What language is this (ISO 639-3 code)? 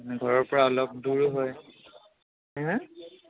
asm